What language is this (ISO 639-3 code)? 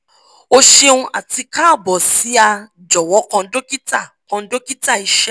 yor